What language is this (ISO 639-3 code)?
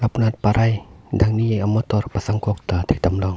mjw